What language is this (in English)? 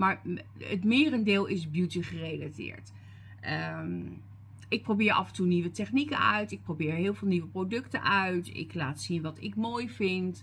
Dutch